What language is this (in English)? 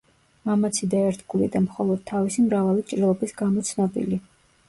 Georgian